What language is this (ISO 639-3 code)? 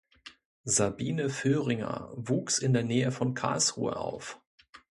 deu